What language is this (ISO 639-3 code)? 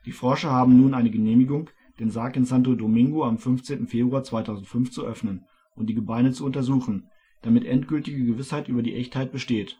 deu